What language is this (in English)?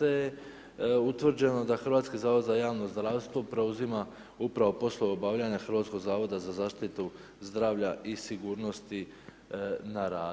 Croatian